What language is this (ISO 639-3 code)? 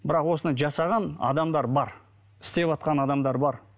kaz